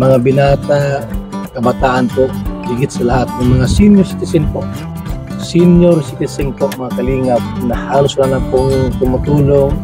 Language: Filipino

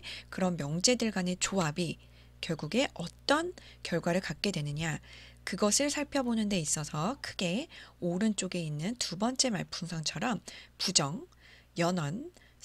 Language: Korean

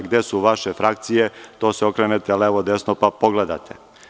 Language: Serbian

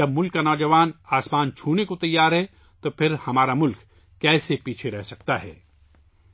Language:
Urdu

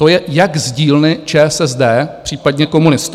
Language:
Czech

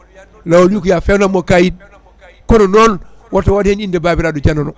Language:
Fula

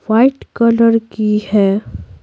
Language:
Hindi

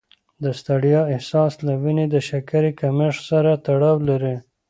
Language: Pashto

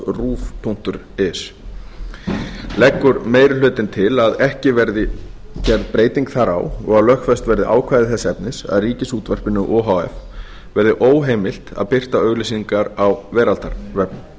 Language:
Icelandic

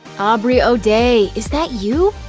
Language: English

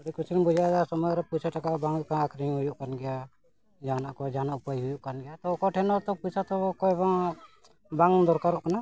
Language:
Santali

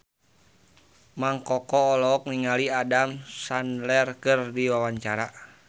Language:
Sundanese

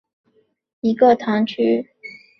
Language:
Chinese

